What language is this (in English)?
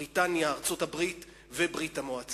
Hebrew